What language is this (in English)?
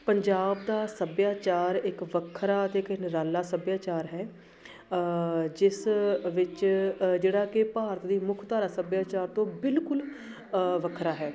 Punjabi